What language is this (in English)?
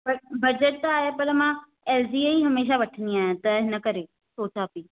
Sindhi